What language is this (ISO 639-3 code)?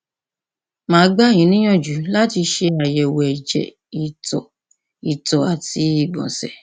yor